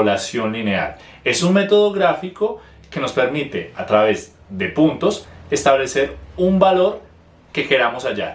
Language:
Spanish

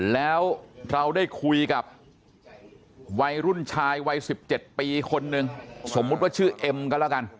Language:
Thai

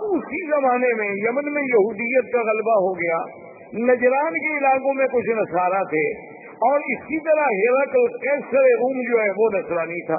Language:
Urdu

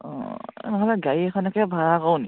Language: Assamese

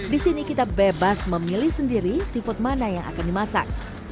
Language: Indonesian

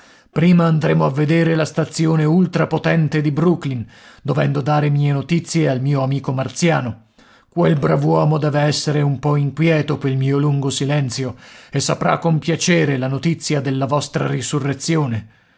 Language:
Italian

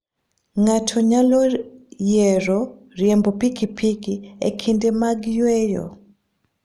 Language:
Luo (Kenya and Tanzania)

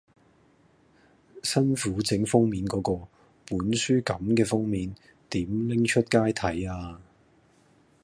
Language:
Cantonese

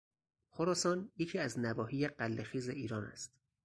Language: Persian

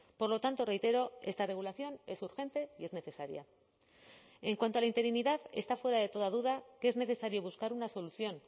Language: Spanish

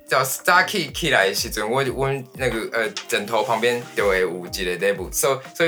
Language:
Chinese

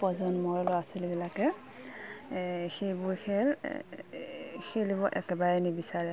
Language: Assamese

